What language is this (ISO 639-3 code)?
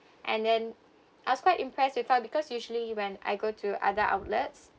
eng